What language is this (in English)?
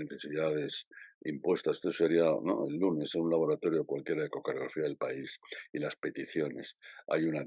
Spanish